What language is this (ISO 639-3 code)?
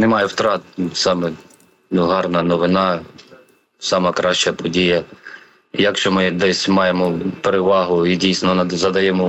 ukr